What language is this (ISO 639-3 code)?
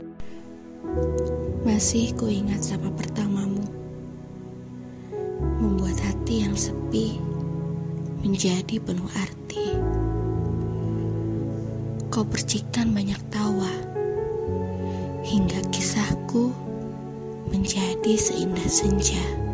ind